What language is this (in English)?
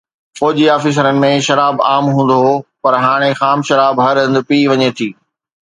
Sindhi